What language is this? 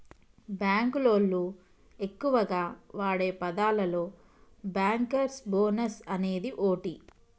Telugu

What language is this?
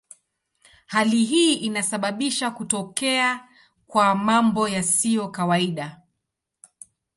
Swahili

